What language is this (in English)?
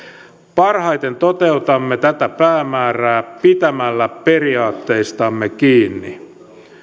Finnish